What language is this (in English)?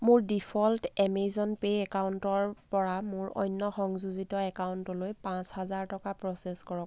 Assamese